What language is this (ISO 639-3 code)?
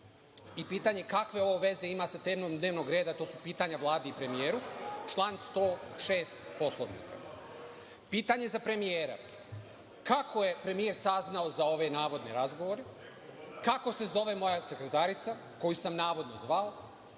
srp